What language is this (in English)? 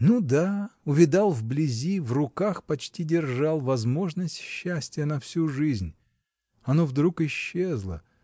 Russian